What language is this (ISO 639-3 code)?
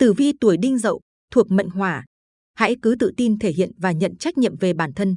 vie